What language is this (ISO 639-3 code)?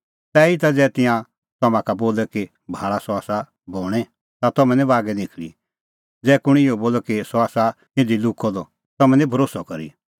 kfx